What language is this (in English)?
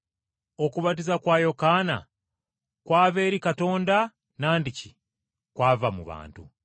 Ganda